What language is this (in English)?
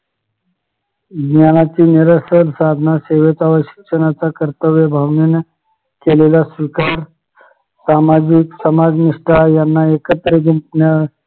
Marathi